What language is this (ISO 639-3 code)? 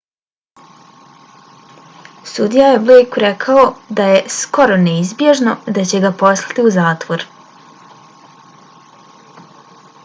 bos